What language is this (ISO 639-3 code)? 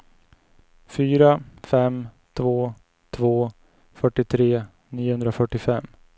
swe